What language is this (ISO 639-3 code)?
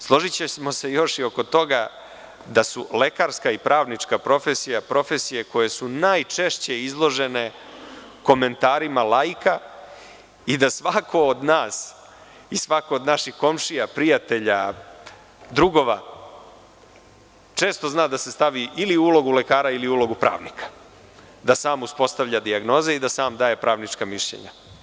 srp